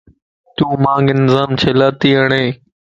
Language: Lasi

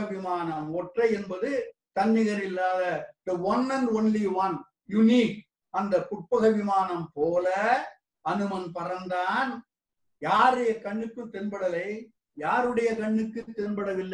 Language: Tamil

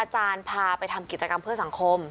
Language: Thai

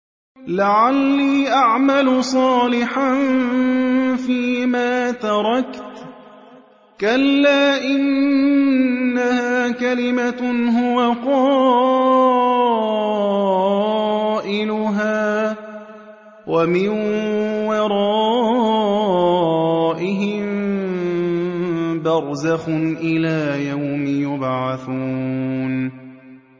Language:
Arabic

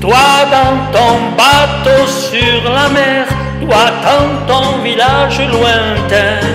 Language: French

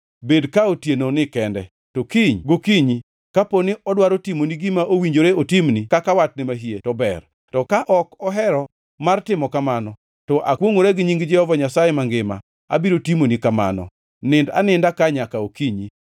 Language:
Luo (Kenya and Tanzania)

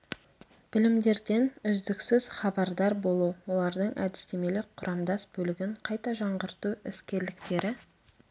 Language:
Kazakh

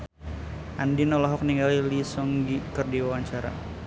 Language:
Sundanese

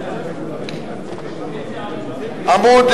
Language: Hebrew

